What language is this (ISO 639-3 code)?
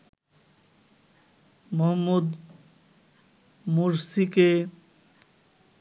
ben